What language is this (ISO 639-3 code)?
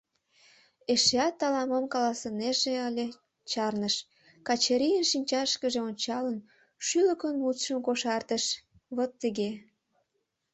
chm